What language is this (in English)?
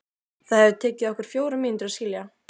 Icelandic